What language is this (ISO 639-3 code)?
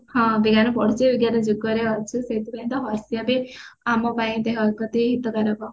ori